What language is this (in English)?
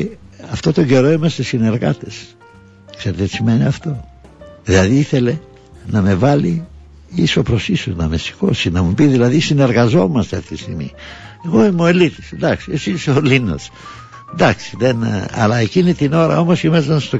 Greek